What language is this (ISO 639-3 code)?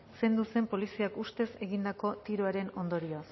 eus